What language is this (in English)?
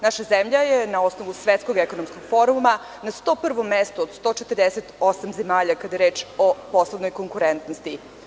Serbian